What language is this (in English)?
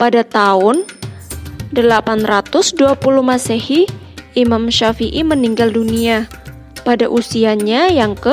Indonesian